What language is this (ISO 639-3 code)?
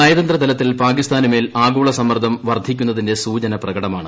mal